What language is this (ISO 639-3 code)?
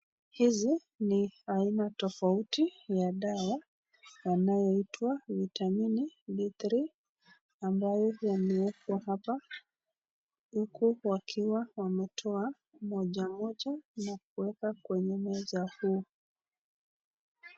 swa